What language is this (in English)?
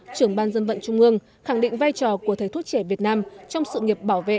Vietnamese